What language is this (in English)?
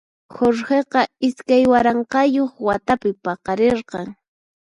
Puno Quechua